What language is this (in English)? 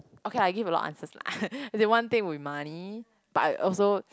English